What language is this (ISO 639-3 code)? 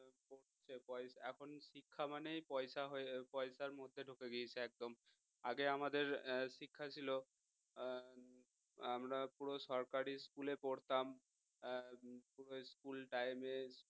ben